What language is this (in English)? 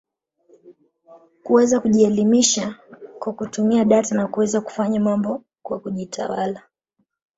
Swahili